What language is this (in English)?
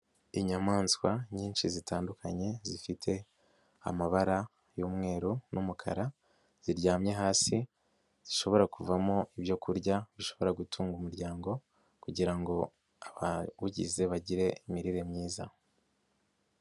Kinyarwanda